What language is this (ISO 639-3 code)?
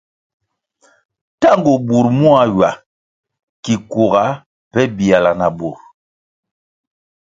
nmg